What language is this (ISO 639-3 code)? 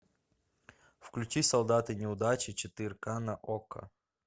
rus